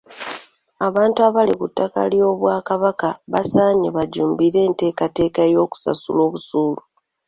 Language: Ganda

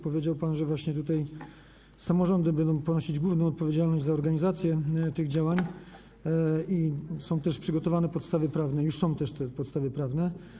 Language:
Polish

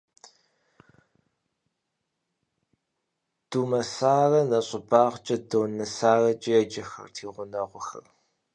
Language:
Kabardian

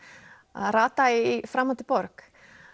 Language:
Icelandic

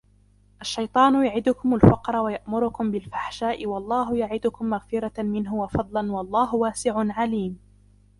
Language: Arabic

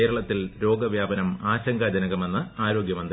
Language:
Malayalam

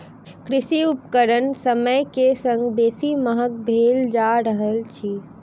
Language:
Maithili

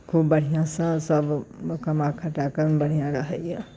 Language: Maithili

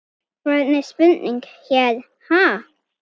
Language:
Icelandic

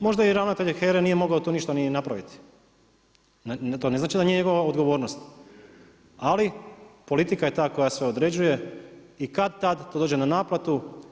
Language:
Croatian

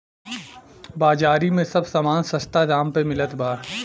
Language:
Bhojpuri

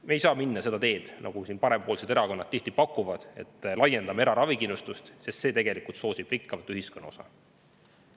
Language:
Estonian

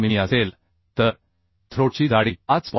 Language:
Marathi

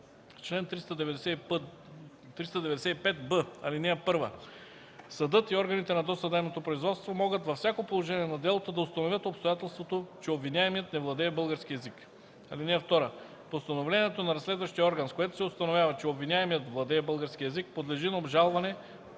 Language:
Bulgarian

